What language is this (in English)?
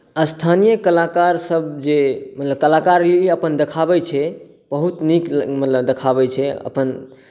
Maithili